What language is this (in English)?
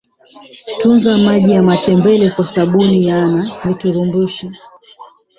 Swahili